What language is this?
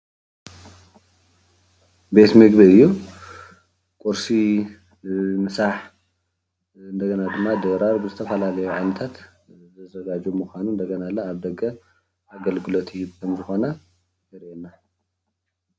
Tigrinya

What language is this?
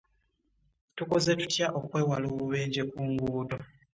Ganda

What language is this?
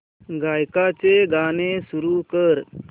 Marathi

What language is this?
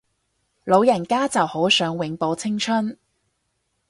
Cantonese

